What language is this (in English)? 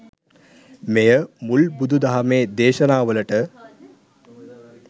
Sinhala